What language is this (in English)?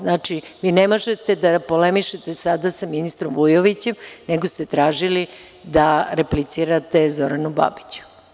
Serbian